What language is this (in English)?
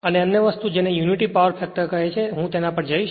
Gujarati